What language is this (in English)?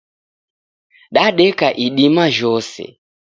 Taita